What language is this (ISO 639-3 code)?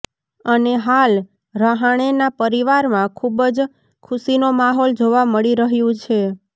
guj